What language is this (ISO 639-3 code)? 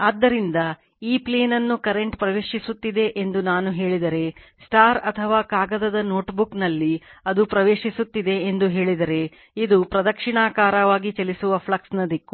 kan